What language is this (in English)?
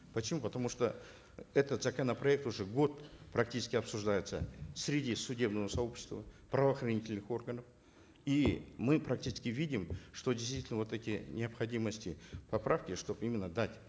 Kazakh